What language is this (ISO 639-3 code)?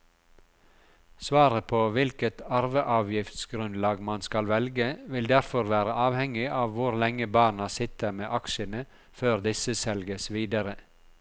nor